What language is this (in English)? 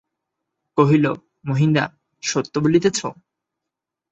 Bangla